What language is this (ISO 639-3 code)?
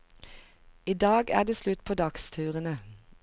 nor